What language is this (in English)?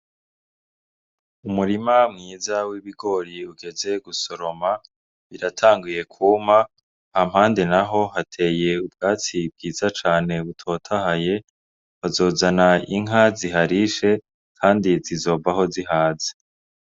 Rundi